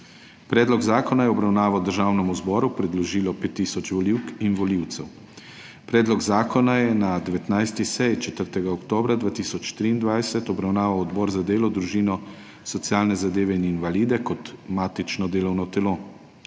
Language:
Slovenian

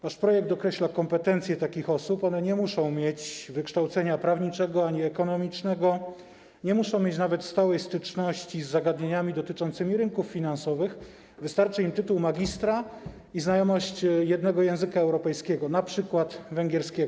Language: Polish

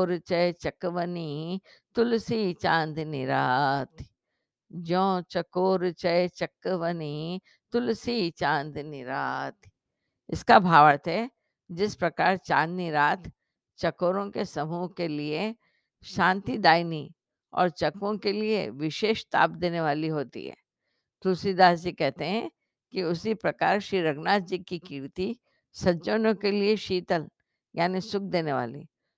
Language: Hindi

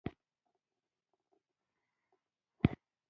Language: Pashto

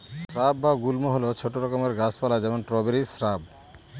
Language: Bangla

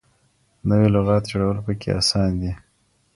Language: Pashto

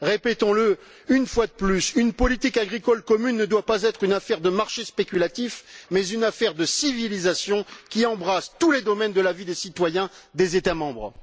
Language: French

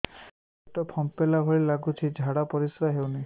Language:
Odia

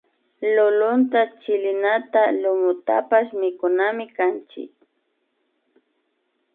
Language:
Imbabura Highland Quichua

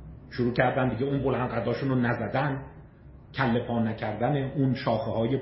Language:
Persian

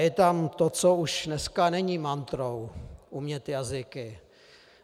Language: Czech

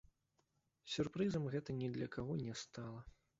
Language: Belarusian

